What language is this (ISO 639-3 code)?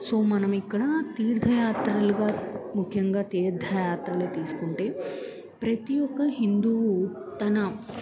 tel